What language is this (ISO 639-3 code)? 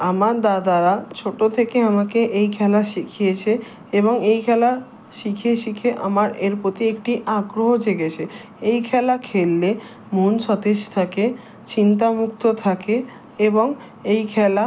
ben